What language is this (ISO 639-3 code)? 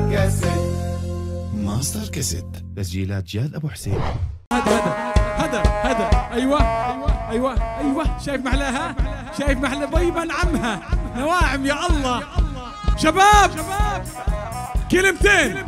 ara